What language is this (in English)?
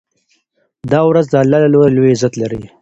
Pashto